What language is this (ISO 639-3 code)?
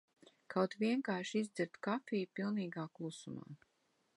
lav